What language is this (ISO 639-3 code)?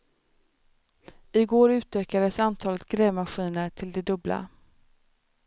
swe